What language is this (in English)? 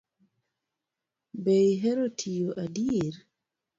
Luo (Kenya and Tanzania)